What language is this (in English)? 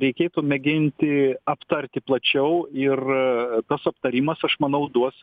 Lithuanian